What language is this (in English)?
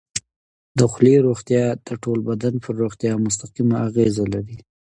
Pashto